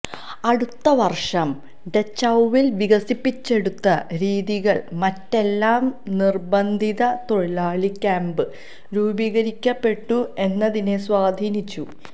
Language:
Malayalam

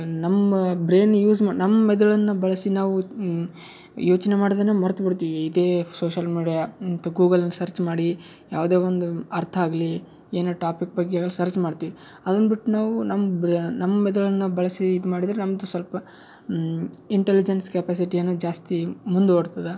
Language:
Kannada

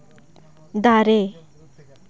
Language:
Santali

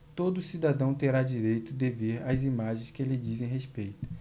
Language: Portuguese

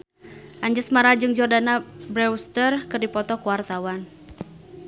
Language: Sundanese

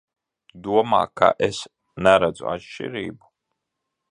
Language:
Latvian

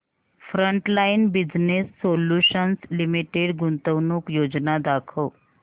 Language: Marathi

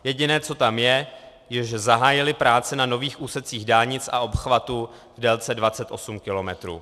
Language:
Czech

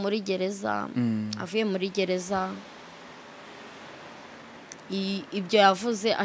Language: Romanian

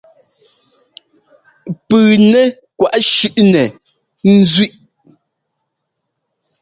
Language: Ngomba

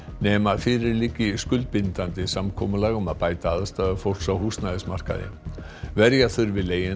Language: Icelandic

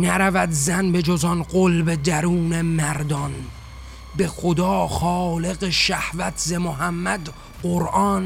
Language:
Persian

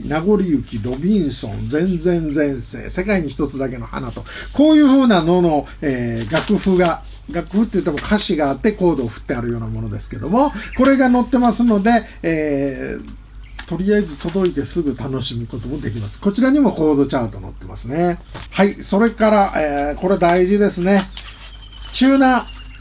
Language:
Japanese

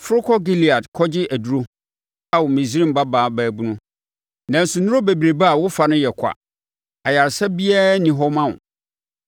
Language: Akan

